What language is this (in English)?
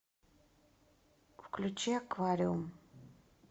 Russian